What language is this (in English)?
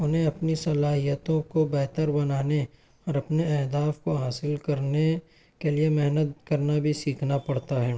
Urdu